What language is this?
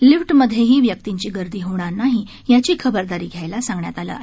Marathi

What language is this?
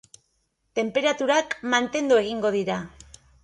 Basque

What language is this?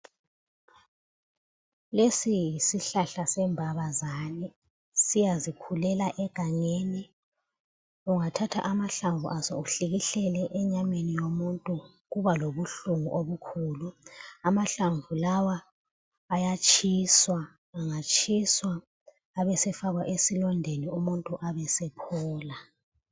North Ndebele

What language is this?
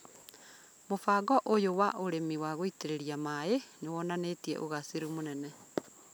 Kikuyu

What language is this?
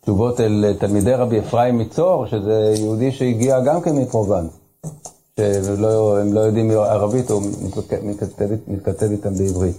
Hebrew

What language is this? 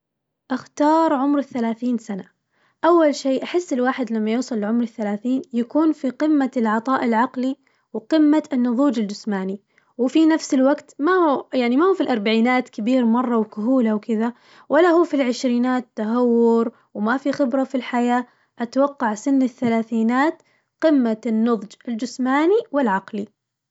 Najdi Arabic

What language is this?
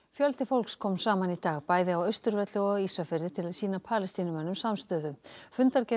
Icelandic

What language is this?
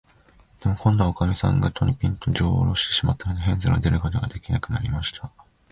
Japanese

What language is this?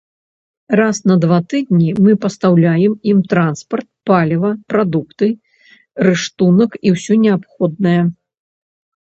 Belarusian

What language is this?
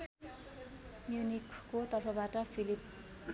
Nepali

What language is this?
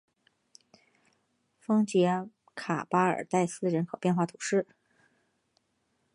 Chinese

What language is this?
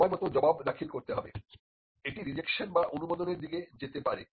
Bangla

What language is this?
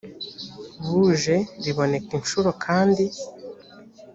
Kinyarwanda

